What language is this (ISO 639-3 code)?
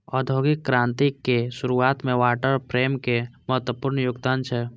mai